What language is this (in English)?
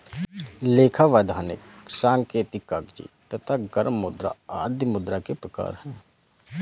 Hindi